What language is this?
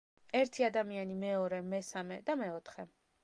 Georgian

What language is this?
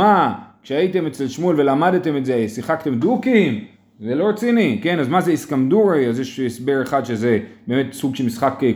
Hebrew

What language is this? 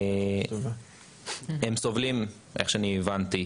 Hebrew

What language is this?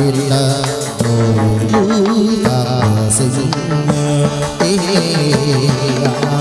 Vietnamese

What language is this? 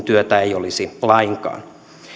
Finnish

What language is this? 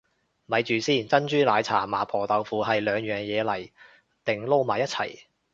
Cantonese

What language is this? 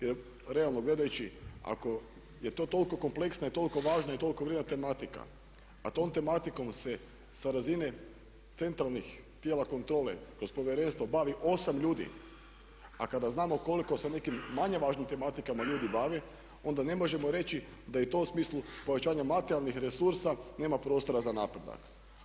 Croatian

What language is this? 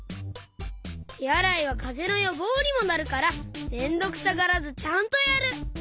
Japanese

